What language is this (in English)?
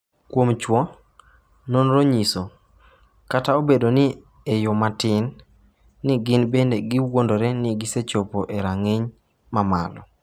Luo (Kenya and Tanzania)